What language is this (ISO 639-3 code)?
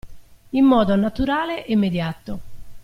ita